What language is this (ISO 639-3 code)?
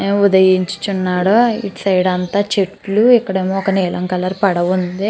tel